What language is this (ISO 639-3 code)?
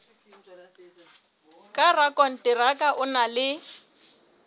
sot